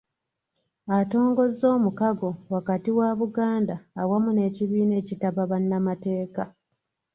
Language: Ganda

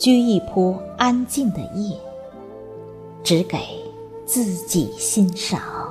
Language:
Chinese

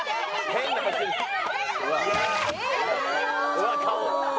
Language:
Japanese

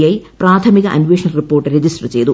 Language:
Malayalam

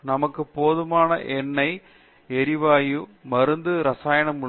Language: Tamil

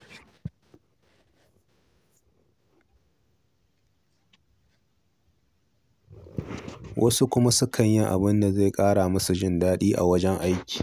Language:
Hausa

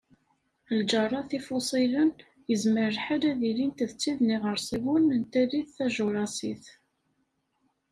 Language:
Kabyle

